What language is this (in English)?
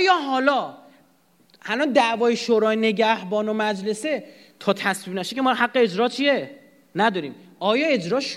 Persian